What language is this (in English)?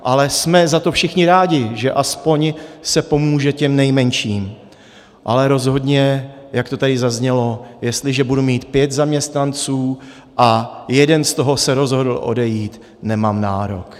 Czech